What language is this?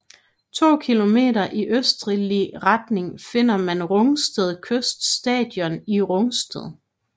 Danish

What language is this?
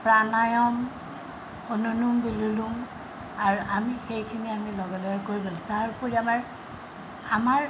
Assamese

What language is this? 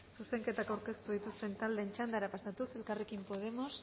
Basque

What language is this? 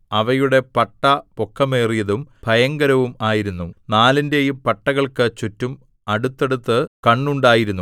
Malayalam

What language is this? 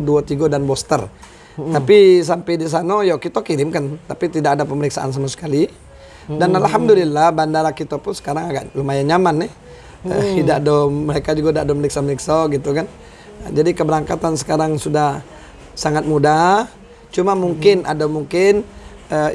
Indonesian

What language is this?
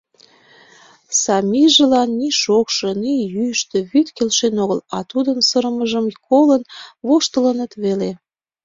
Mari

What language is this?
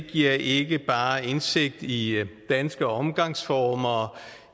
Danish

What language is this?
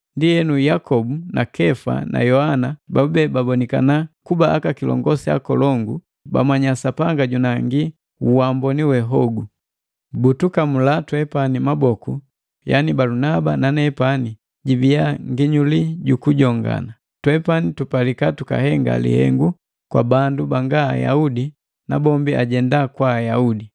Matengo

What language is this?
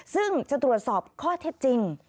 Thai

